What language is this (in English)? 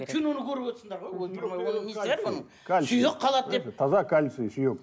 Kazakh